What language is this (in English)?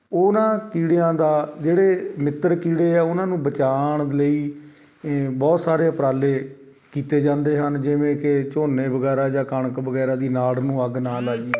Punjabi